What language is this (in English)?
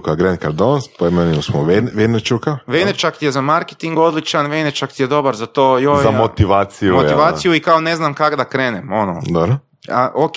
Croatian